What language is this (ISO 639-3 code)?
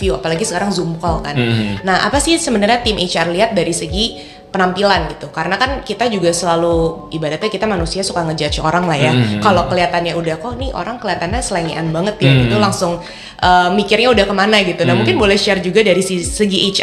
ind